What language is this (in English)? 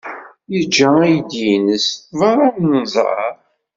Kabyle